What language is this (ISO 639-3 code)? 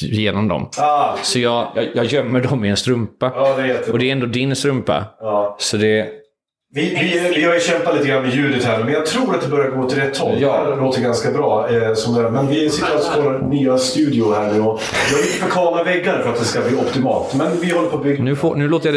swe